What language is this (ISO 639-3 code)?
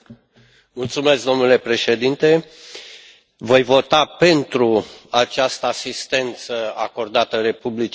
ron